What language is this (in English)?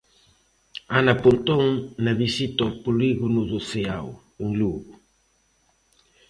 Galician